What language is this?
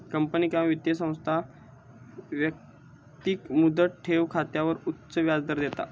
Marathi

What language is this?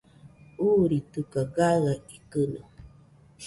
Nüpode Huitoto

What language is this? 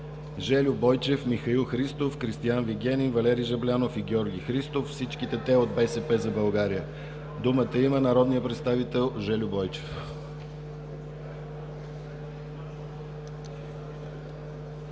Bulgarian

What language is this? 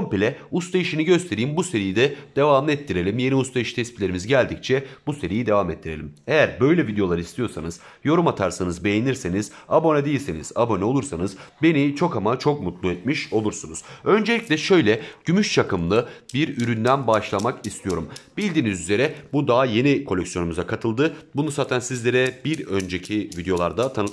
Turkish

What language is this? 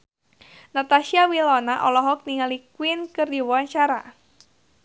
Sundanese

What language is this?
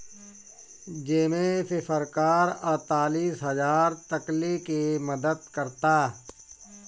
Bhojpuri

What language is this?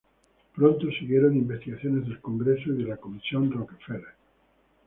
Spanish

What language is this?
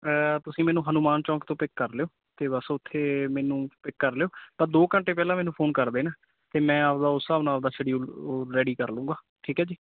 Punjabi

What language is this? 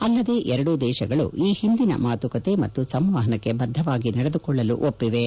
Kannada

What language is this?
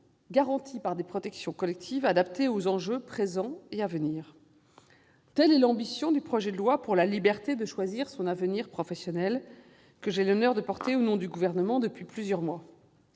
French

